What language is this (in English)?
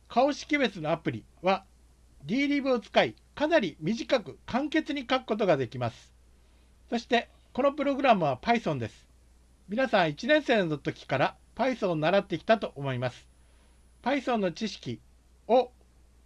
Japanese